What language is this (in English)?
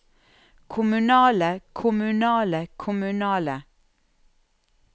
Norwegian